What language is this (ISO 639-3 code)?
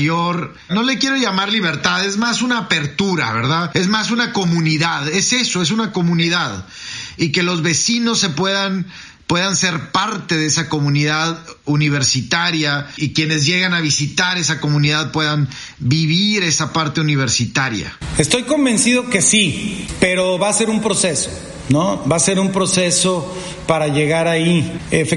spa